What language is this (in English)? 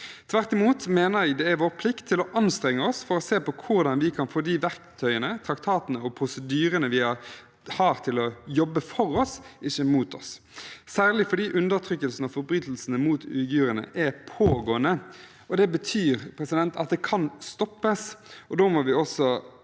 Norwegian